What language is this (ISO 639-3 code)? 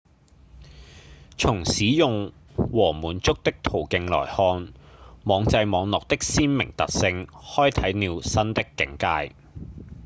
yue